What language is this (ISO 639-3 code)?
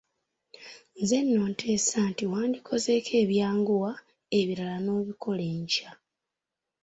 lug